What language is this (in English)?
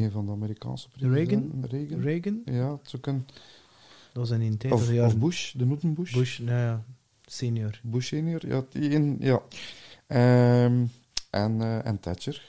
Dutch